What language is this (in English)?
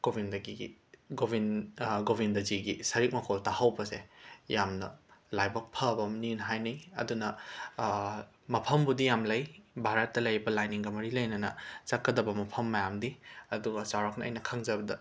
Manipuri